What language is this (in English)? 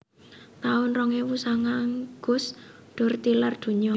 Javanese